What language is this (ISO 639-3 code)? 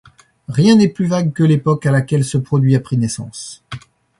fra